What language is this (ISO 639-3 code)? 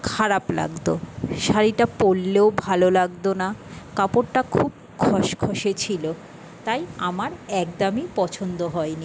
ben